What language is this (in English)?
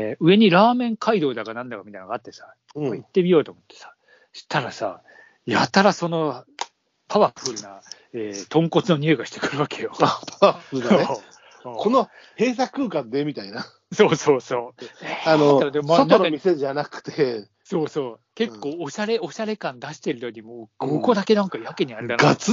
Japanese